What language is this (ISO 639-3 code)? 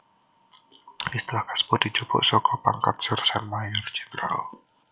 jav